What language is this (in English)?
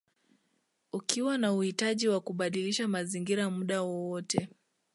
Swahili